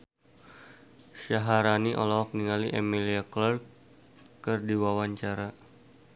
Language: Sundanese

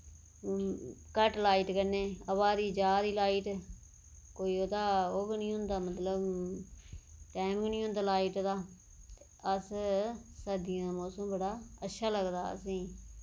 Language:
Dogri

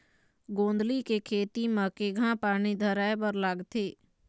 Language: Chhattisgarhi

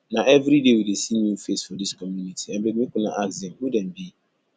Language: Nigerian Pidgin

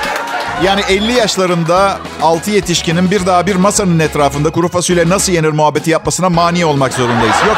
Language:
Turkish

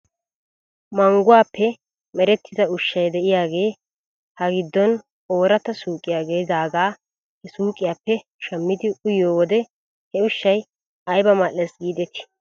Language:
Wolaytta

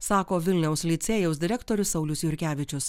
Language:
Lithuanian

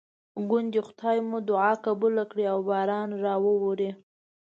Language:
Pashto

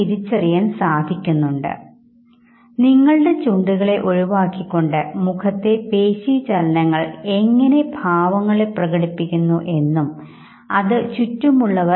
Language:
Malayalam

